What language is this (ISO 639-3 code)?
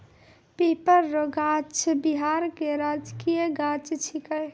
mai